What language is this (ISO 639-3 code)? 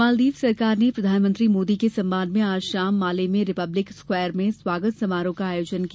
hin